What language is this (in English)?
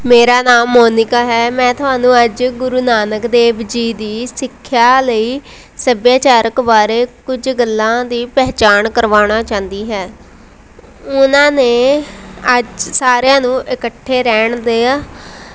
Punjabi